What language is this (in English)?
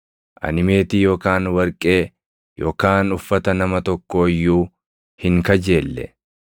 Oromo